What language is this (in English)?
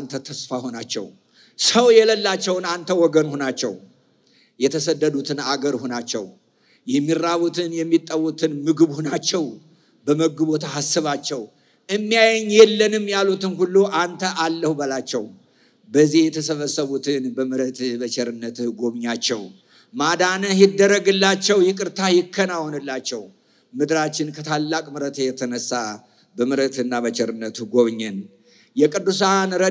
Indonesian